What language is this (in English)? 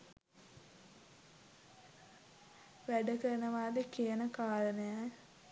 Sinhala